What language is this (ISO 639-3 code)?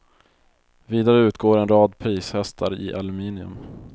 swe